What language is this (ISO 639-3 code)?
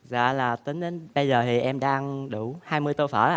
vie